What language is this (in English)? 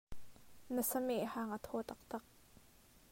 Hakha Chin